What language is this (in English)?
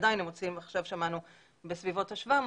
Hebrew